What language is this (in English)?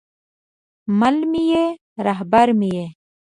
Pashto